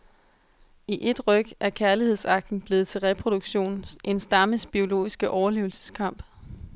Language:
Danish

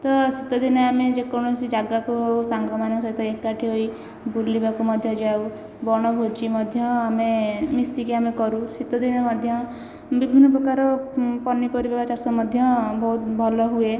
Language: Odia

